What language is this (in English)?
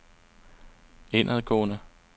Danish